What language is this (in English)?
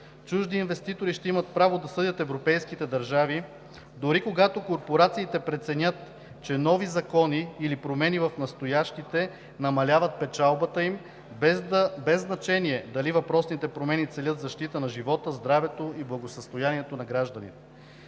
Bulgarian